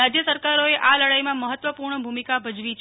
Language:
Gujarati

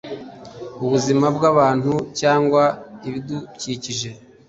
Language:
Kinyarwanda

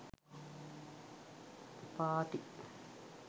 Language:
Sinhala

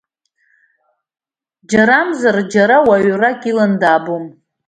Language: Abkhazian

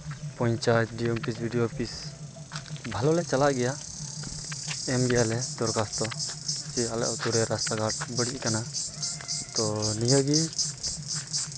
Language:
Santali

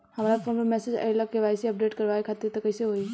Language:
Bhojpuri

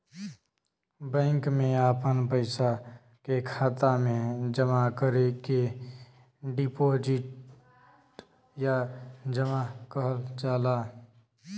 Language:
Bhojpuri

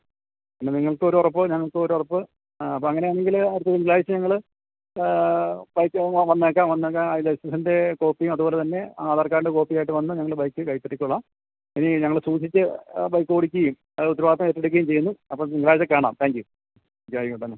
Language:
Malayalam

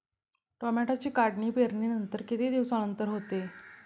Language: Marathi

